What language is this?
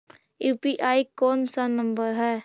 Magahi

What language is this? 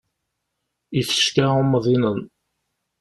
Kabyle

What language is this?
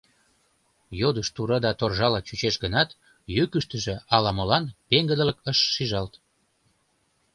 Mari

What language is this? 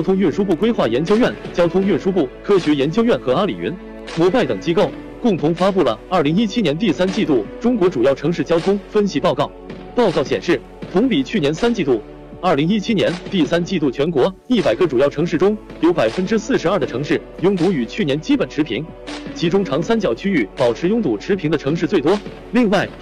Chinese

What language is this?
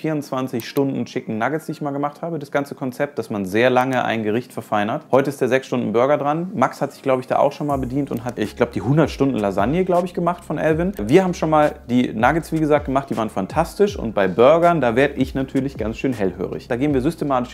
German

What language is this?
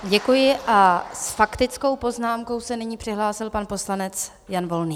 Czech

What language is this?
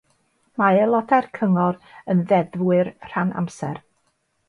Welsh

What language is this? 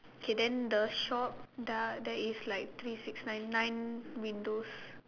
English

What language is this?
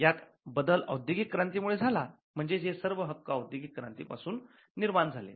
Marathi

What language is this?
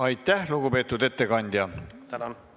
Estonian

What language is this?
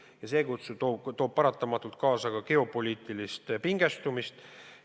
Estonian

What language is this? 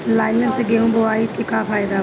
Bhojpuri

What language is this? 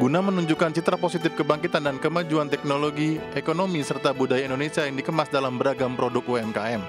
Indonesian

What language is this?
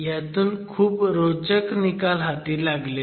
Marathi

